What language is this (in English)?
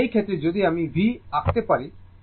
Bangla